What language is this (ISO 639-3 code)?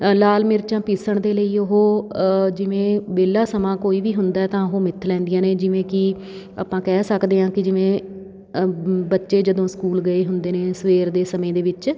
pan